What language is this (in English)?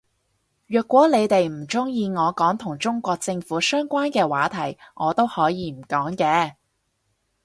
Cantonese